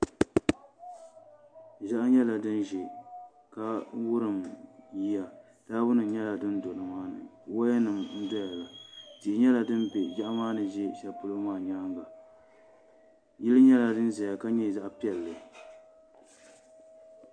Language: Dagbani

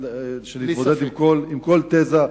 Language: Hebrew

